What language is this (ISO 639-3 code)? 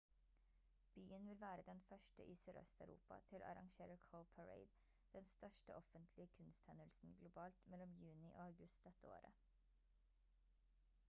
nob